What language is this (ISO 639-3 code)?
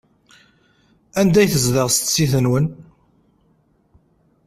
kab